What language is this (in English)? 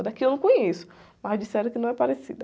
Portuguese